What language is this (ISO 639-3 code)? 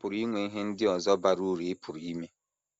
ibo